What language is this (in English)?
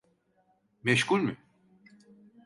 Turkish